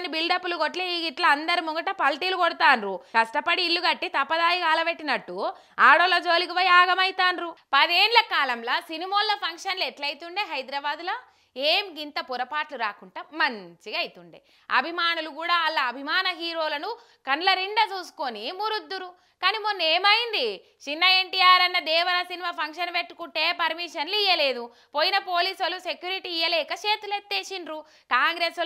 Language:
Telugu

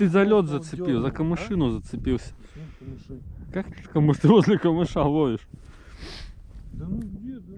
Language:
Russian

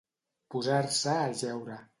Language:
Catalan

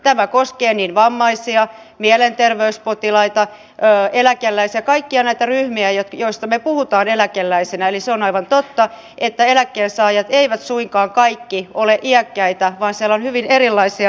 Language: Finnish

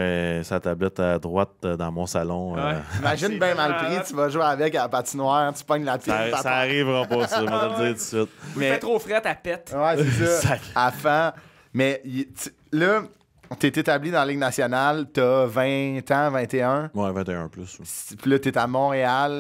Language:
French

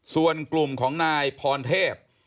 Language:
Thai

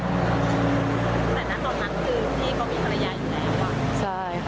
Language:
Thai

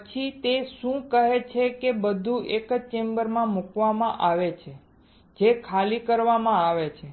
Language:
Gujarati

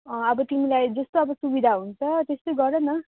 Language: Nepali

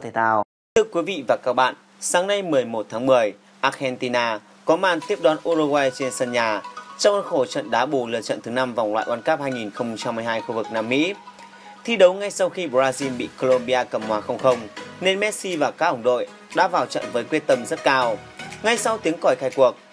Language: Vietnamese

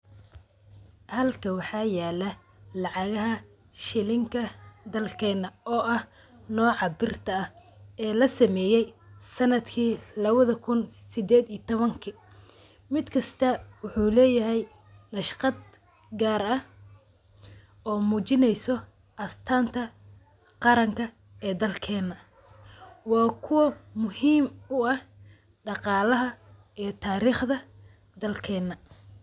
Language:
Somali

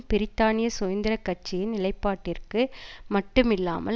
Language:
Tamil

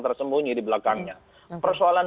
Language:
Indonesian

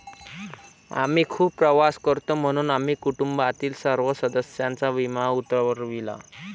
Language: Marathi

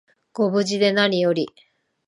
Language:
Japanese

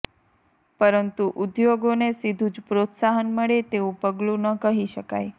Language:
Gujarati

